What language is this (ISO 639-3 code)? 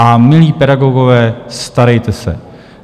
ces